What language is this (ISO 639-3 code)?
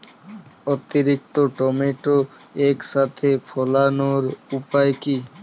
ben